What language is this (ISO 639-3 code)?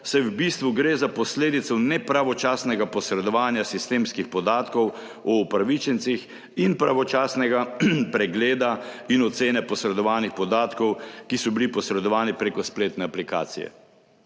slv